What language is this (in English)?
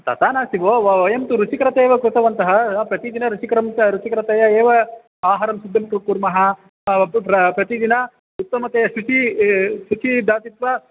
Sanskrit